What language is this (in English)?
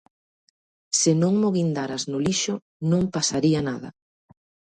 Galician